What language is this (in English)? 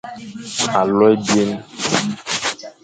Fang